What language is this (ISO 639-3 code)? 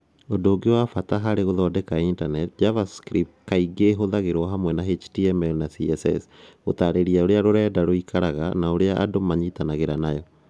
kik